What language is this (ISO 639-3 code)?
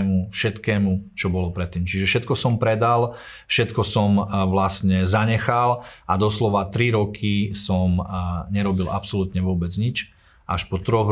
slk